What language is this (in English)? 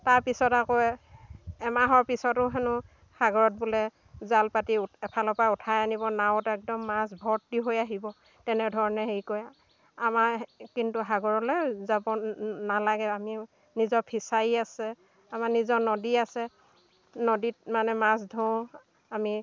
Assamese